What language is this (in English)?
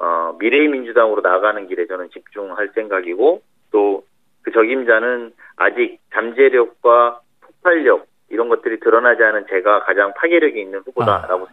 Korean